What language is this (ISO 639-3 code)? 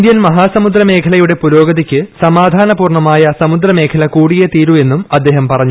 mal